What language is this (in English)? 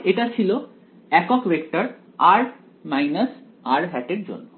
Bangla